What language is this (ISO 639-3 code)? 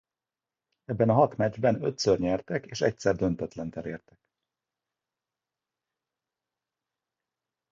hun